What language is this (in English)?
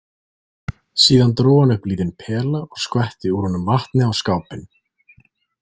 Icelandic